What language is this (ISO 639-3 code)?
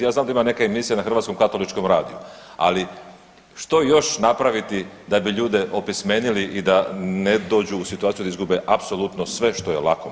hrv